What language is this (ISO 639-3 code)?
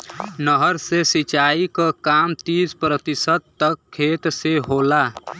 bho